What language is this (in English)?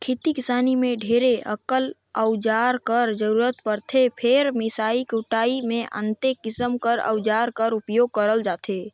Chhattisgarhi